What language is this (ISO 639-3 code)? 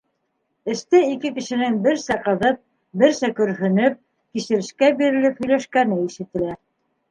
bak